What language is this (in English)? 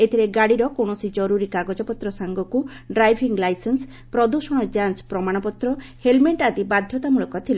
Odia